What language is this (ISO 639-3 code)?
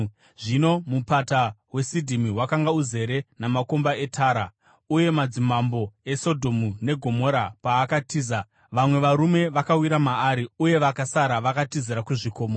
sna